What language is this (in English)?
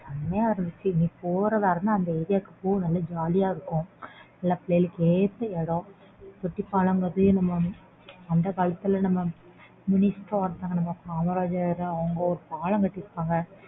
Tamil